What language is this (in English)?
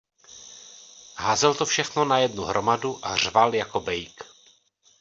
Czech